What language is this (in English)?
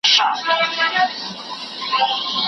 Pashto